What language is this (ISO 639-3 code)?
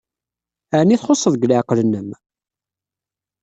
kab